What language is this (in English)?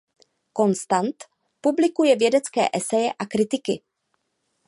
Czech